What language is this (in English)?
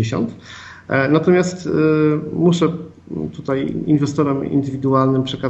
Polish